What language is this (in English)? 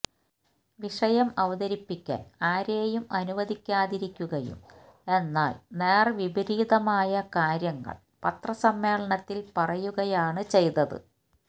Malayalam